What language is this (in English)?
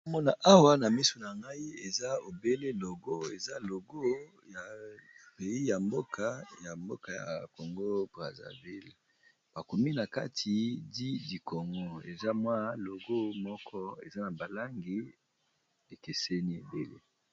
Lingala